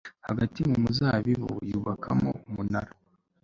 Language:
Kinyarwanda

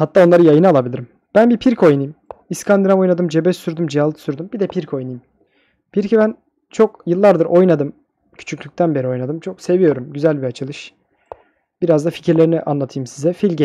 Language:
Turkish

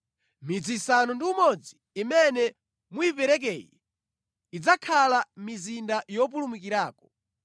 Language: Nyanja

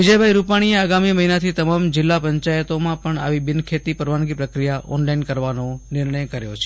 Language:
Gujarati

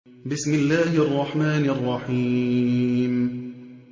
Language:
Arabic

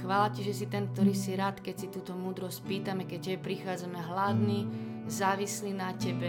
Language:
Slovak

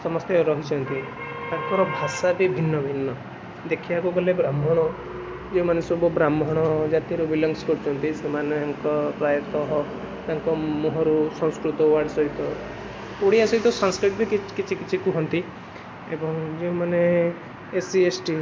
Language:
Odia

